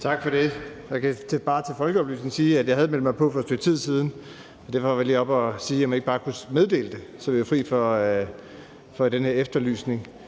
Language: Danish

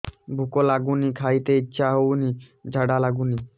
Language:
Odia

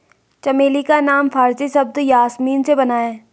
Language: Hindi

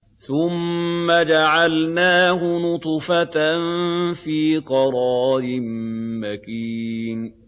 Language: Arabic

